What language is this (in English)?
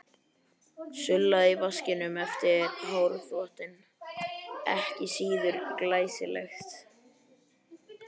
Icelandic